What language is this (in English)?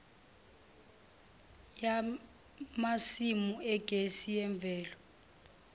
Zulu